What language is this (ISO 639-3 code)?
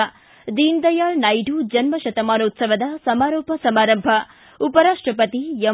kan